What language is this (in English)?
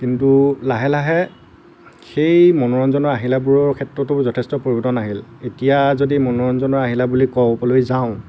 Assamese